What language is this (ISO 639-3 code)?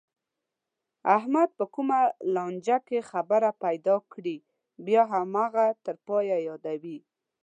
pus